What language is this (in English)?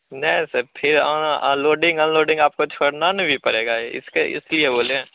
Hindi